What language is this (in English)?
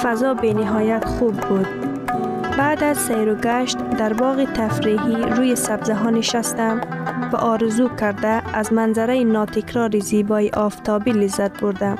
Persian